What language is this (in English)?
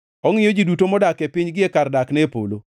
Luo (Kenya and Tanzania)